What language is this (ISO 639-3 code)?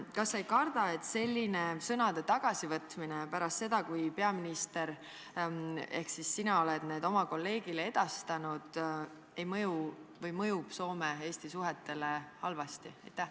est